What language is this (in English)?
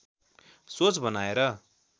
Nepali